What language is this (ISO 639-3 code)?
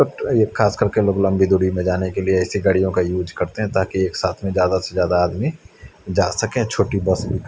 hin